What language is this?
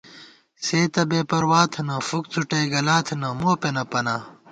Gawar-Bati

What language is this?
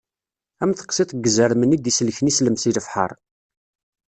Kabyle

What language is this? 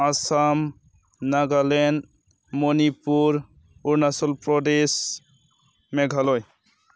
Bodo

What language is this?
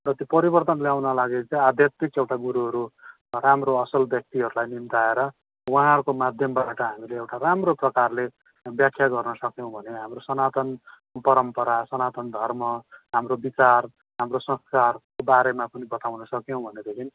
Nepali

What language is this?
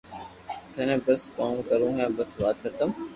Loarki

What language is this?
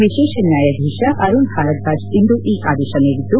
Kannada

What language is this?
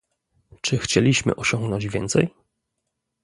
Polish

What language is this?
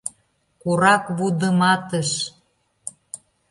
Mari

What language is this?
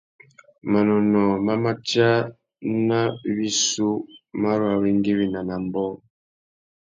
Tuki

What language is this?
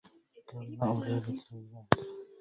Arabic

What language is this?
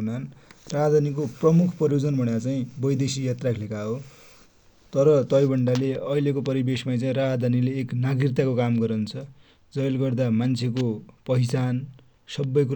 Dotyali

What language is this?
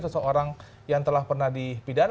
Indonesian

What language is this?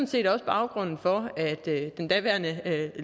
Danish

